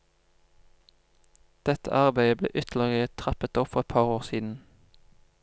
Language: Norwegian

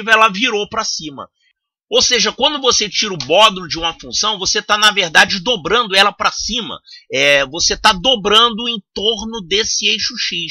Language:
Portuguese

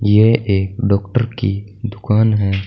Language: Hindi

